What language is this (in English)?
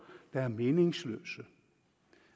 Danish